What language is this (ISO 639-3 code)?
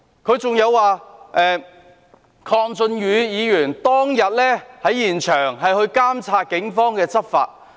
yue